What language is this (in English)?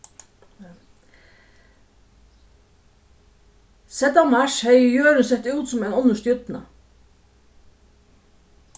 Faroese